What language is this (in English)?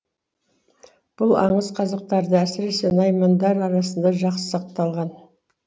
Kazakh